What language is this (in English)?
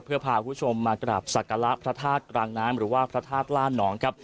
Thai